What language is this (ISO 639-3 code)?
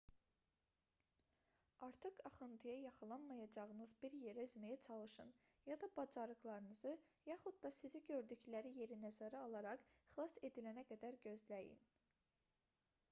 aze